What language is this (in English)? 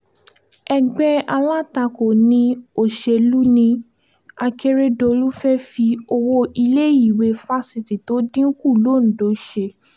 Yoruba